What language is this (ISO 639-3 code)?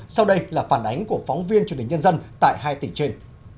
vie